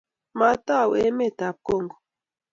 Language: Kalenjin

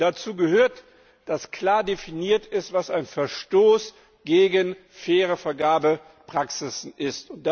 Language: German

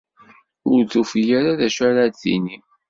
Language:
Kabyle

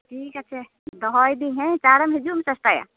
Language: Santali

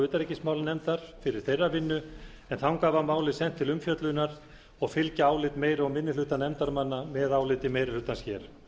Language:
Icelandic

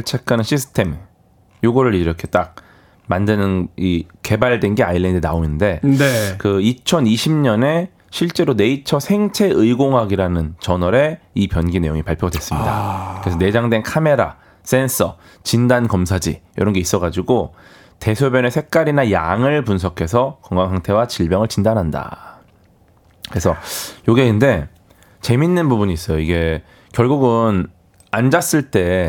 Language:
Korean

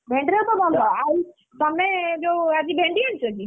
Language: Odia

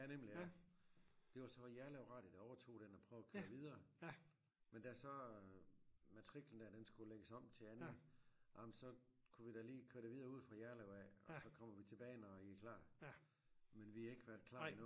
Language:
Danish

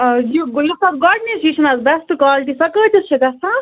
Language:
Kashmiri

